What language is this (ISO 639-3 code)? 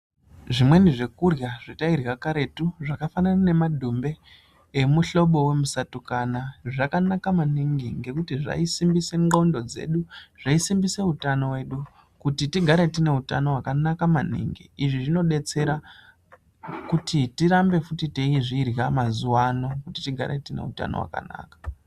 ndc